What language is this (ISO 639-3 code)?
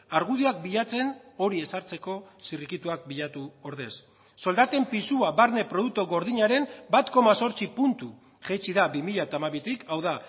eus